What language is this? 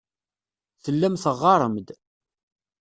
Kabyle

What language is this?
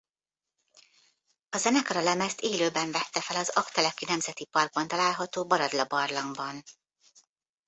Hungarian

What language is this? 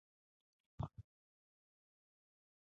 Nawdm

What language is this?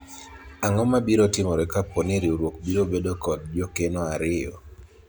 Luo (Kenya and Tanzania)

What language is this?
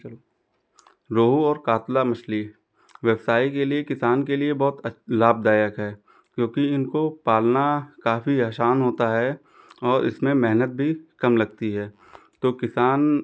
Hindi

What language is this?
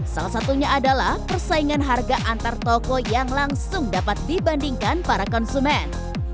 Indonesian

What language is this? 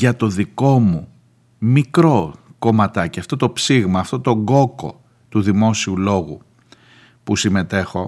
Greek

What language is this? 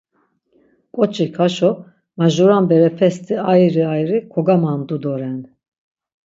Laz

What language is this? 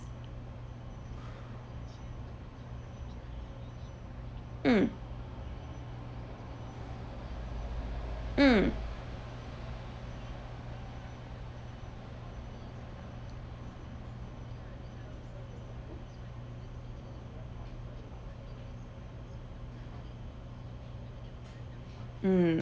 English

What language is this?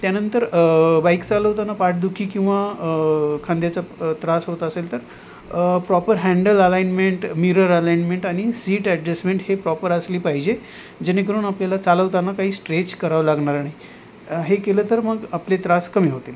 Marathi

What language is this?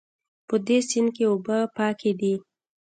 Pashto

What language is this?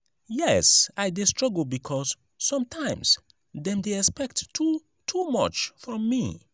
Nigerian Pidgin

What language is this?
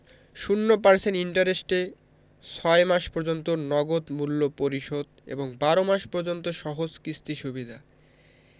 Bangla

